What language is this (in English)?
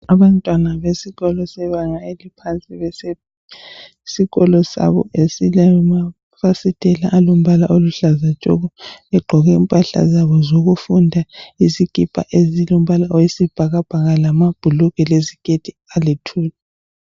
North Ndebele